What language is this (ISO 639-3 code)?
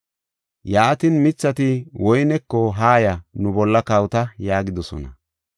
gof